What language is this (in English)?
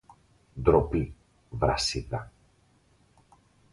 Greek